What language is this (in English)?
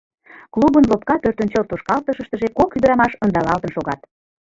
Mari